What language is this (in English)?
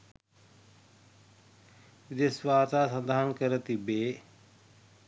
Sinhala